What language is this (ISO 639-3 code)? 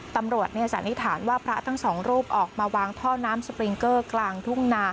tha